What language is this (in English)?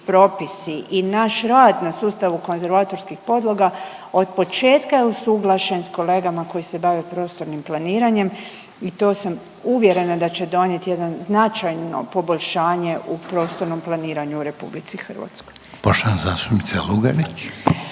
Croatian